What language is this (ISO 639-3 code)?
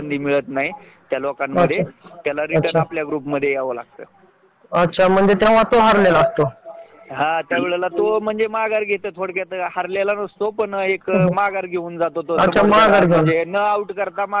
mar